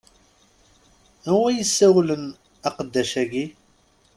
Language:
Kabyle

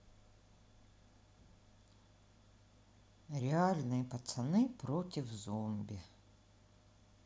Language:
Russian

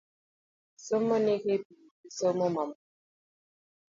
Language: Luo (Kenya and Tanzania)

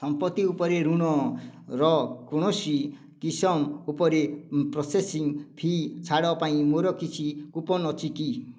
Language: Odia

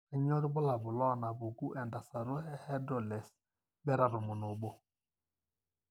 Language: Masai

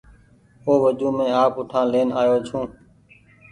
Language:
Goaria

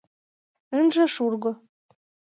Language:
Mari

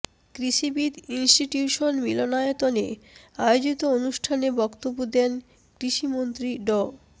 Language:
Bangla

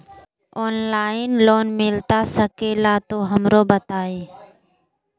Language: Magahi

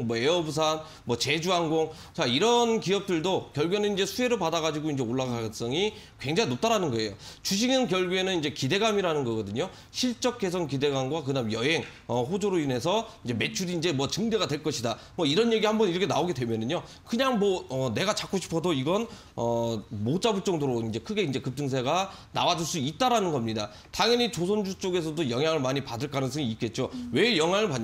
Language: Korean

